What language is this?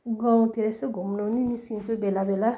Nepali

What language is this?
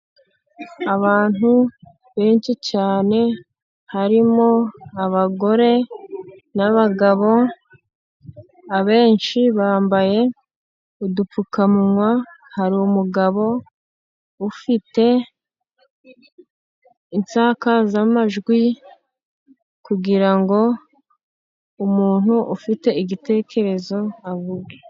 Kinyarwanda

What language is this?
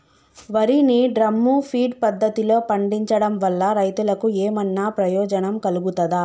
Telugu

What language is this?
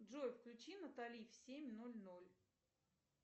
Russian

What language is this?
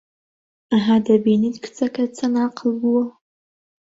Central Kurdish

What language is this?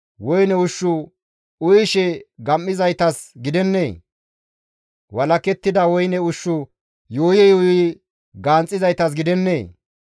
Gamo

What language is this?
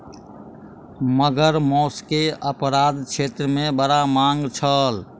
Maithili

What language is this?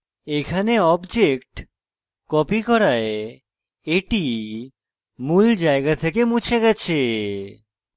Bangla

